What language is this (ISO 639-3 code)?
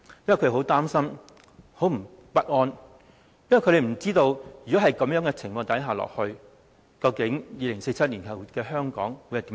yue